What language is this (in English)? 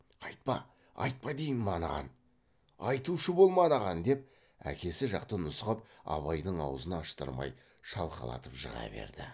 Kazakh